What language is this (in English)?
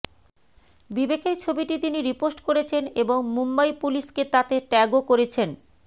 Bangla